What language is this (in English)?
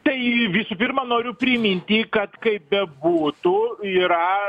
Lithuanian